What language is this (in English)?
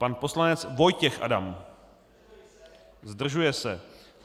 Czech